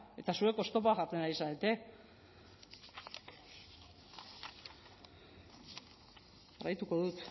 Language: Basque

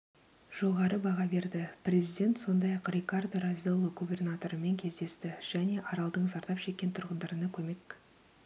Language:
Kazakh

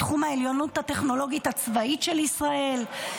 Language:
Hebrew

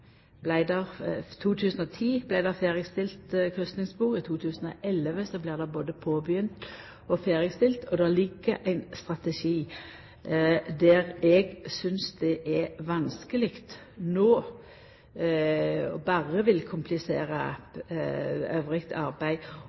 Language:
Norwegian Nynorsk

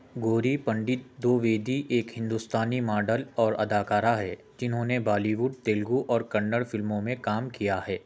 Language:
Urdu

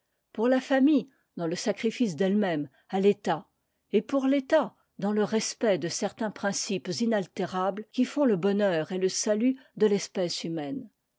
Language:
French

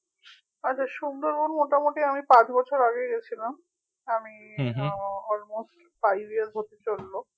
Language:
Bangla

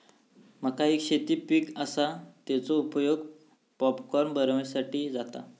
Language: Marathi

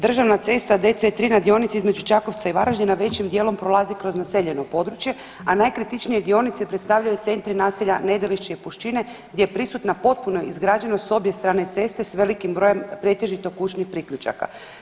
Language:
Croatian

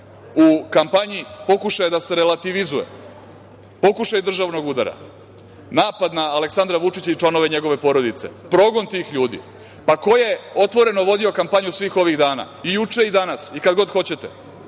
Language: Serbian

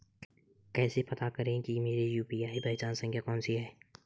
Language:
Hindi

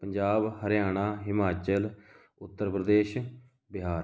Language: Punjabi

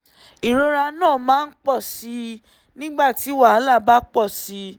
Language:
Yoruba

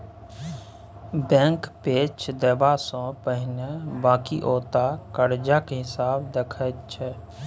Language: Maithili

